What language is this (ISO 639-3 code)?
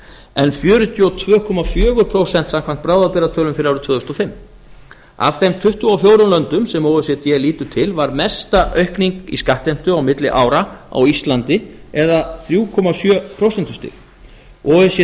isl